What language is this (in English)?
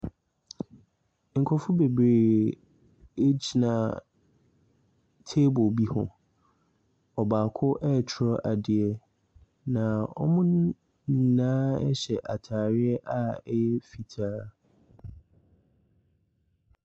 Akan